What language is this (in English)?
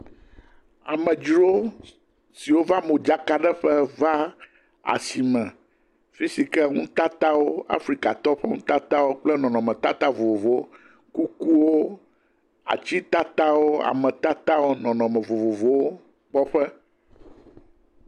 Ewe